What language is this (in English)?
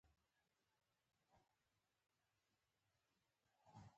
Pashto